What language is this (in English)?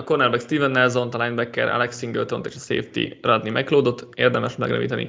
Hungarian